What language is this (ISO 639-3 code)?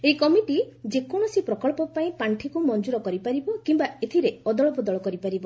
ori